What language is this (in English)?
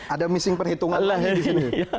Indonesian